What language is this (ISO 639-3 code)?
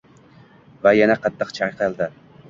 uzb